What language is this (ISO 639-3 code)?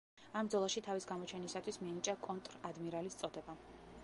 kat